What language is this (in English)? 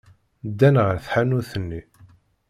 Kabyle